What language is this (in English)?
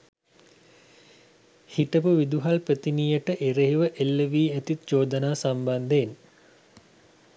Sinhala